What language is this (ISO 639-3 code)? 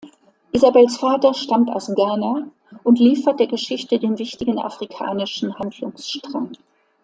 deu